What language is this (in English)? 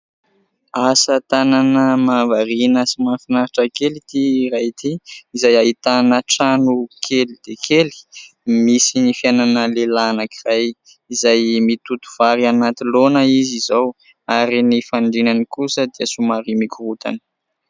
Malagasy